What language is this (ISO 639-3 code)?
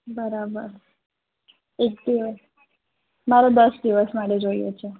guj